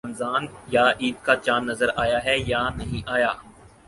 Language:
Urdu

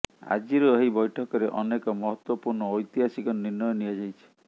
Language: Odia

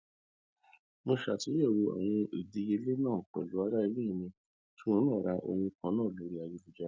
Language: Yoruba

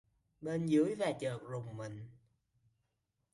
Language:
Vietnamese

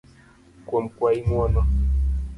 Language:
Luo (Kenya and Tanzania)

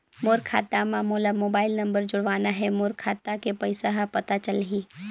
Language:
Chhattisgarhi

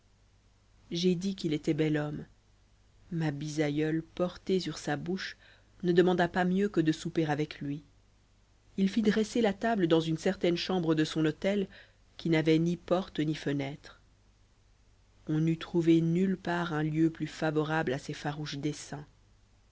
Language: French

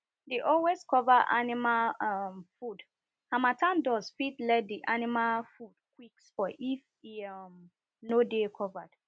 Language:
Nigerian Pidgin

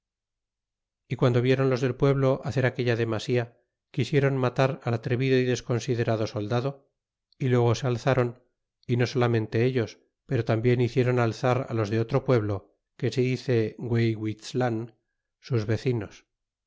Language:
Spanish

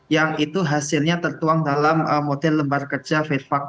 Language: Indonesian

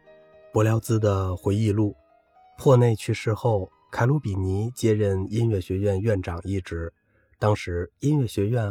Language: Chinese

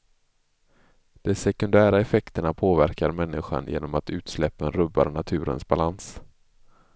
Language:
Swedish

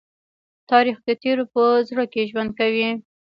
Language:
Pashto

